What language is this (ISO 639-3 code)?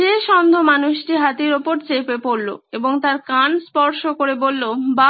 ben